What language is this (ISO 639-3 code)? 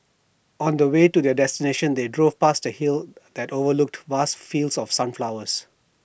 eng